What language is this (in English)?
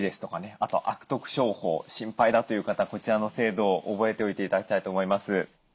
Japanese